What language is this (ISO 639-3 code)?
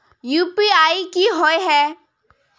mag